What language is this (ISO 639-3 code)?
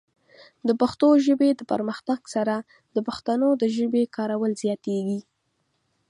pus